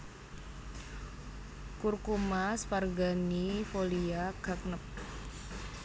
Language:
Javanese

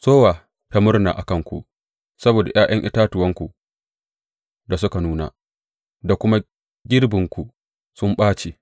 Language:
Hausa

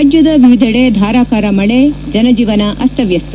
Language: Kannada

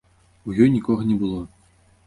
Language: Belarusian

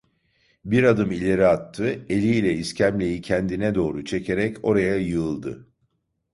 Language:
Turkish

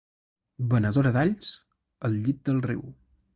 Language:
Catalan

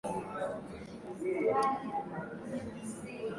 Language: Swahili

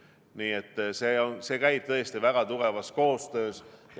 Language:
Estonian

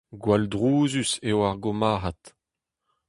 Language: Breton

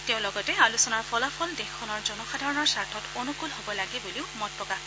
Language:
Assamese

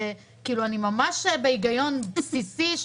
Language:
Hebrew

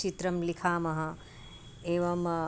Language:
Sanskrit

